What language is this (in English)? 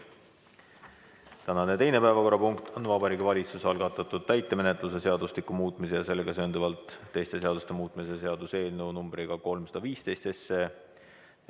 Estonian